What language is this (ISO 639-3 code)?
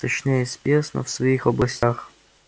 rus